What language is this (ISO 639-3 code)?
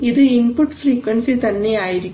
mal